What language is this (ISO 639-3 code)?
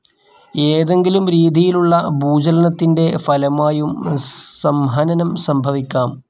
mal